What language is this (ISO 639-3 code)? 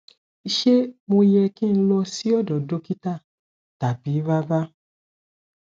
yor